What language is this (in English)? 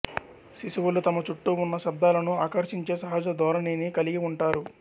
Telugu